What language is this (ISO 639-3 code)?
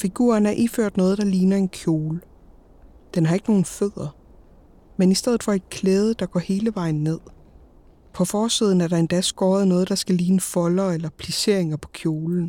dan